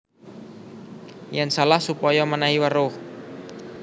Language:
Javanese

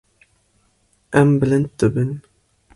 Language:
Kurdish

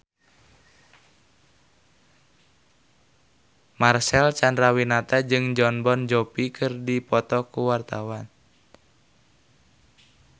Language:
Sundanese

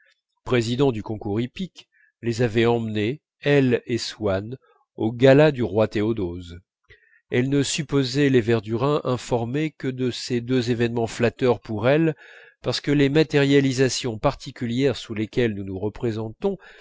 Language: French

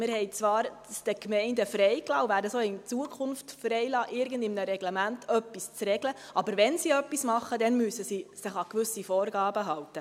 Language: Swiss German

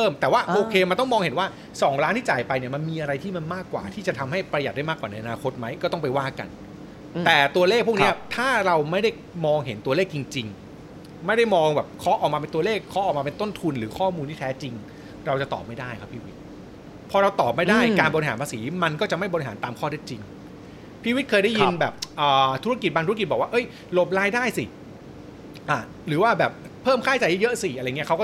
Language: Thai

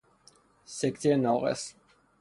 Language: Persian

